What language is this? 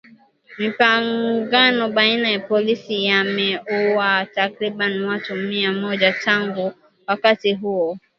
Swahili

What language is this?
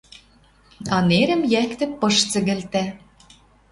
Western Mari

